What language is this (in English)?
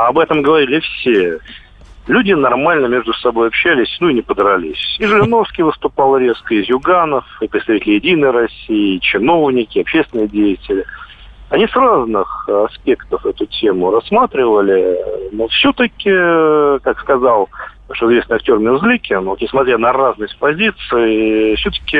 Russian